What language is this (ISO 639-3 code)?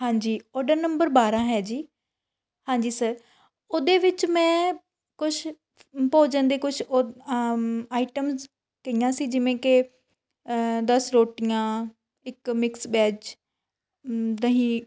pan